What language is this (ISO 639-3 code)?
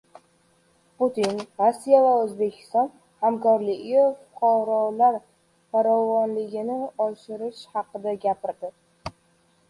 uzb